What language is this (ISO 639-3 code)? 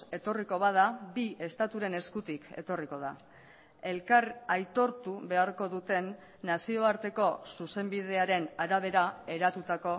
eus